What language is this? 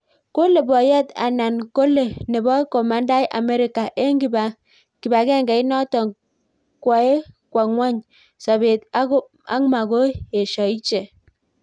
Kalenjin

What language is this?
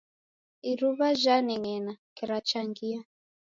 Taita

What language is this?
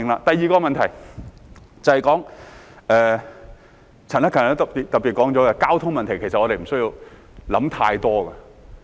Cantonese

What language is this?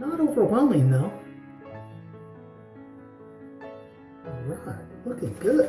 English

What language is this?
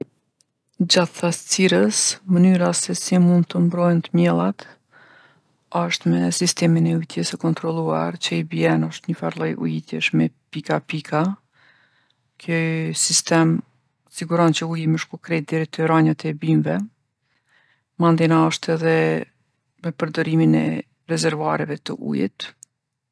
Gheg Albanian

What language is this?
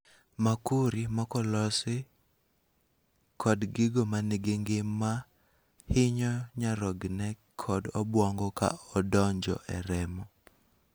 Luo (Kenya and Tanzania)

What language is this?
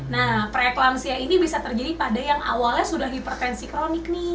Indonesian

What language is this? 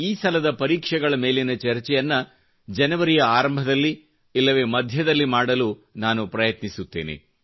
Kannada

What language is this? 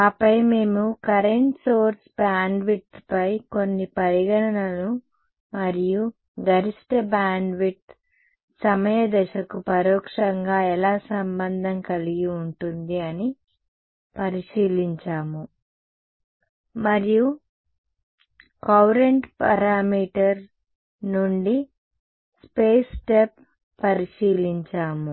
Telugu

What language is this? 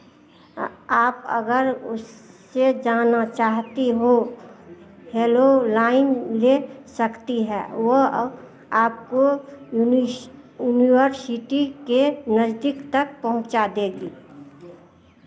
Hindi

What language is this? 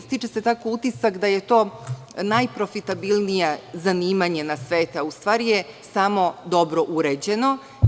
Serbian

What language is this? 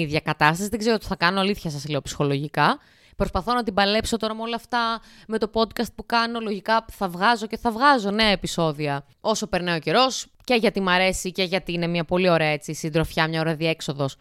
Greek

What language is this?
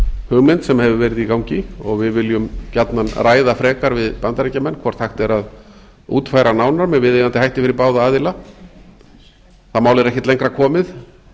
Icelandic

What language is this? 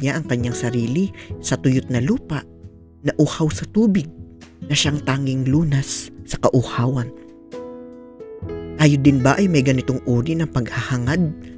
Filipino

